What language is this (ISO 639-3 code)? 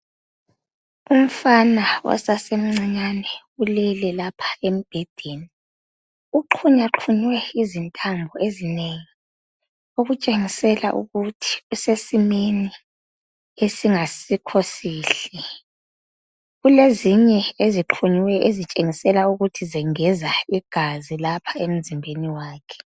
nde